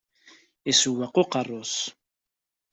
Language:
Kabyle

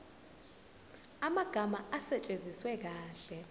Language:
Zulu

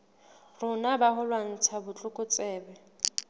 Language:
Southern Sotho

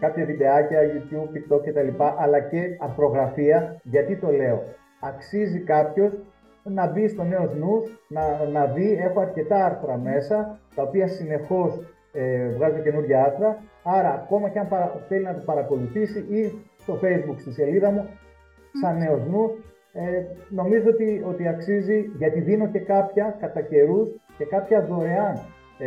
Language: Greek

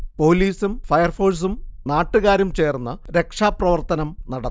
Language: Malayalam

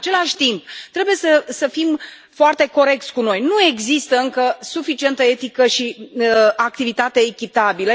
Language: Romanian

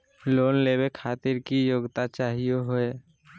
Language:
Magahi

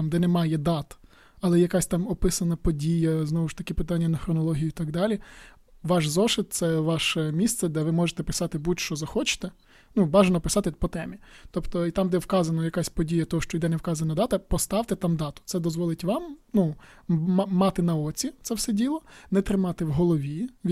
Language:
Ukrainian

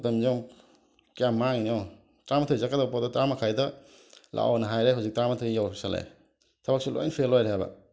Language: Manipuri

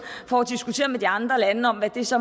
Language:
Danish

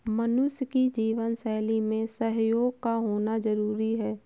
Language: Hindi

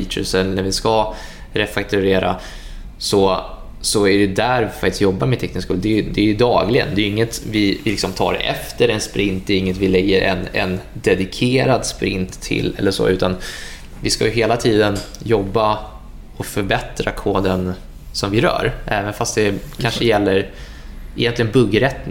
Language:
Swedish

